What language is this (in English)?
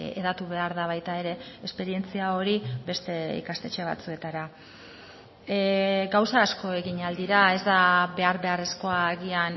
Basque